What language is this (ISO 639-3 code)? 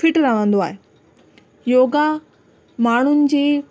snd